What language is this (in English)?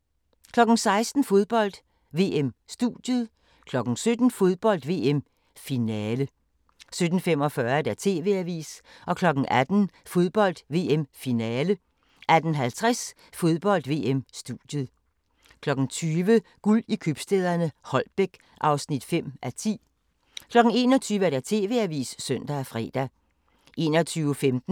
Danish